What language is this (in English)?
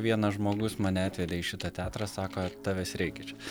Lithuanian